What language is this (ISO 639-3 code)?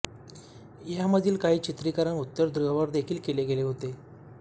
mar